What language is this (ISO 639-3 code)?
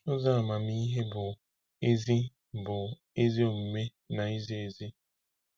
ibo